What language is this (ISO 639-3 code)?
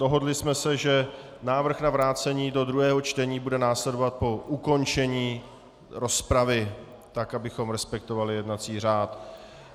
ces